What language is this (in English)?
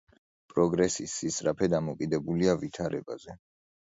Georgian